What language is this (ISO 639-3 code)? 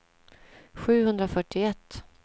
swe